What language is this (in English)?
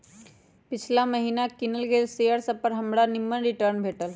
Magahi